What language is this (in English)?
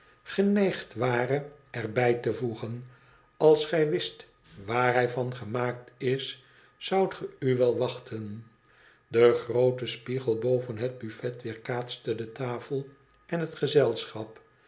Dutch